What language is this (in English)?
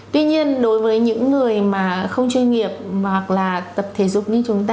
Vietnamese